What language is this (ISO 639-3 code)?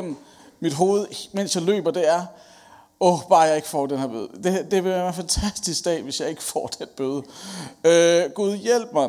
dan